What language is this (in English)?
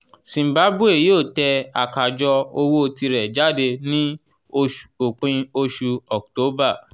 Yoruba